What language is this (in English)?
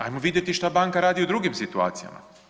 Croatian